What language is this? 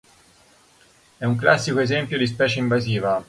Italian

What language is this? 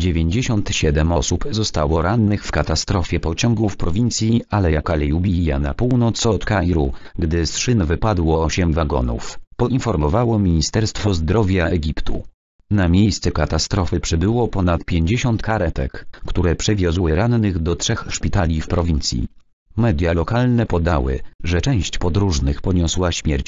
Polish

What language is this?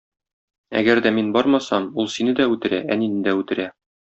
Tatar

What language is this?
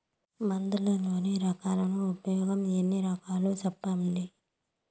Telugu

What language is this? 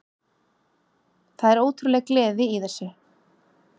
Icelandic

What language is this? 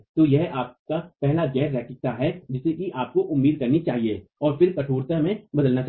Hindi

